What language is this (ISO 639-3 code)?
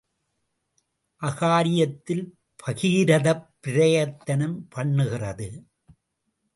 tam